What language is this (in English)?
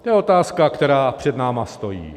Czech